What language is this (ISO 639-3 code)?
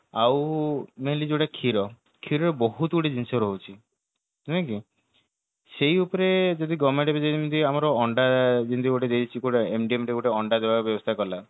ori